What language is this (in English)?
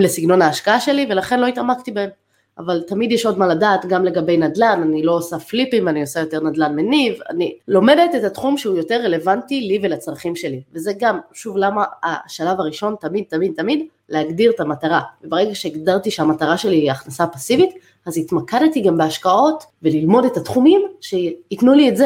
Hebrew